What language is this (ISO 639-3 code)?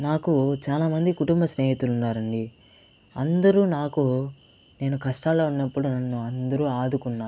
tel